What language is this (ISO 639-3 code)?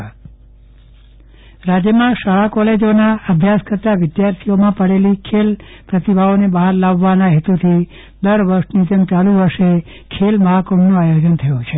guj